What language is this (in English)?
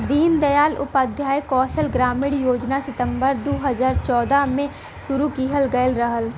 Bhojpuri